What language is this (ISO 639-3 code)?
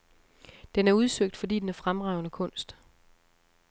dan